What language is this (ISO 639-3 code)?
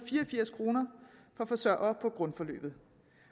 dan